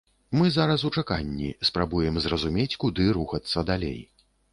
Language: Belarusian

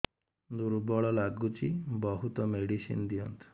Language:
Odia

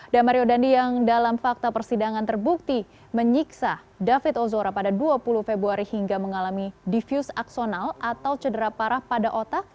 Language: Indonesian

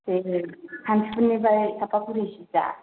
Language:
Bodo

